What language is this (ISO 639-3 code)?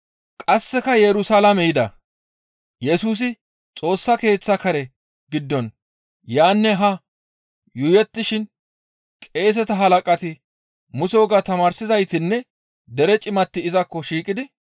gmv